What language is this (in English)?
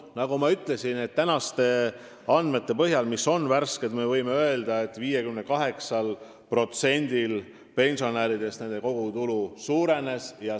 Estonian